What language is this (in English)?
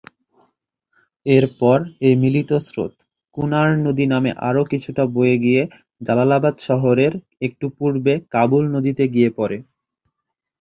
Bangla